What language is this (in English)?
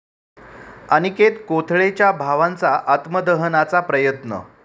Marathi